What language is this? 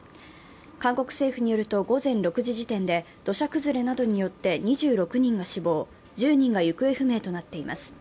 Japanese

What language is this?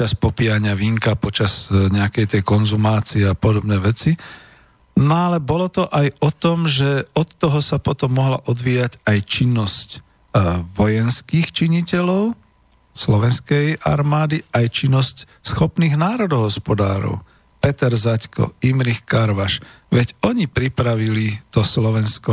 Slovak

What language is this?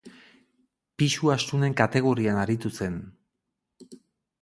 Basque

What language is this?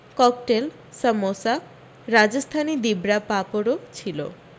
Bangla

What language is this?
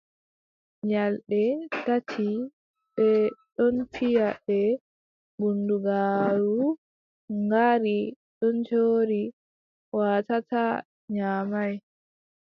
Adamawa Fulfulde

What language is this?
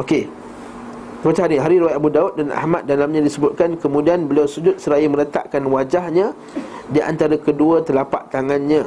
Malay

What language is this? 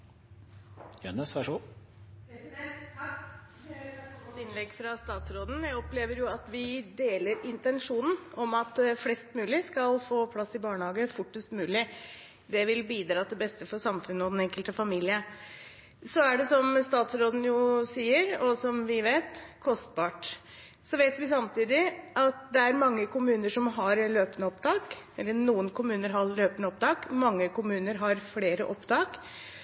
Norwegian Bokmål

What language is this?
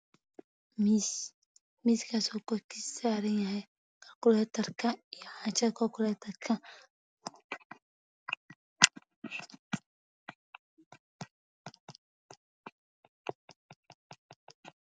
Somali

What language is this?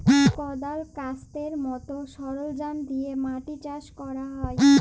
Bangla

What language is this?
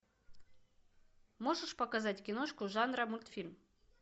Russian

